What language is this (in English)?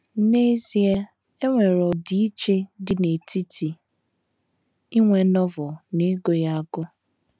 Igbo